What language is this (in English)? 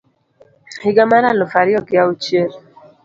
Luo (Kenya and Tanzania)